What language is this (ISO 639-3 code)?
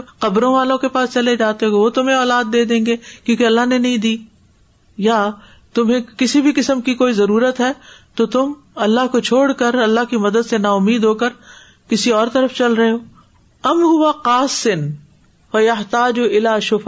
urd